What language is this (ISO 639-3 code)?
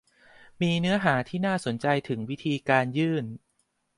tha